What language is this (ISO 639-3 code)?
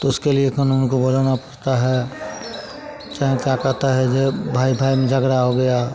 hin